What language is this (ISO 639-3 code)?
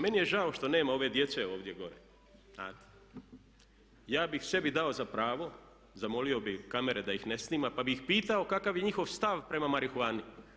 hrv